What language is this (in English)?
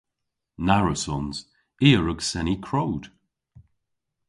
Cornish